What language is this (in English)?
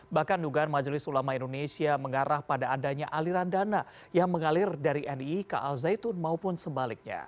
Indonesian